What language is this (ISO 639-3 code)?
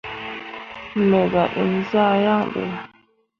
mua